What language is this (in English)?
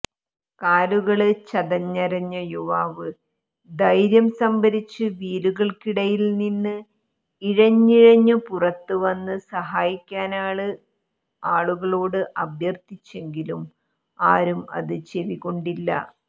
Malayalam